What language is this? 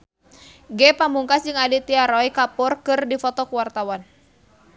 Sundanese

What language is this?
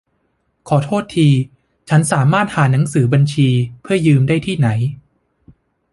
Thai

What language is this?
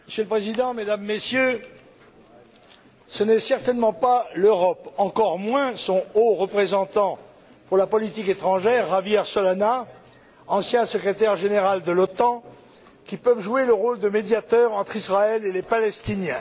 French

